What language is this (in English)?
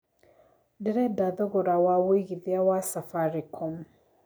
Kikuyu